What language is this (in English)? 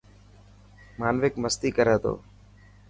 Dhatki